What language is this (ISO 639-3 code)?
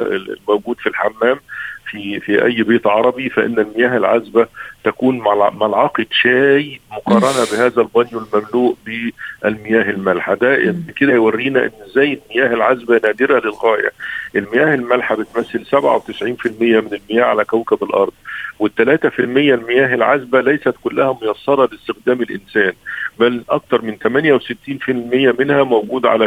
ara